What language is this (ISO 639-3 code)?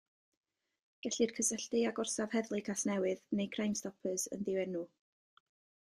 cym